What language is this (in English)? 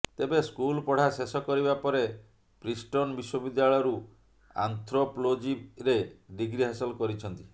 Odia